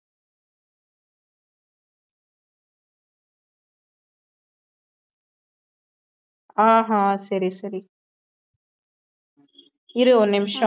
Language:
Tamil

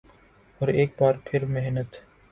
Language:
Urdu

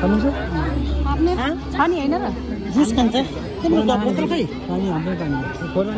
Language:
Indonesian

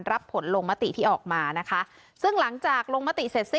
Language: Thai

